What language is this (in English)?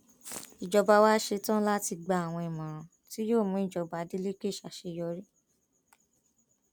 Yoruba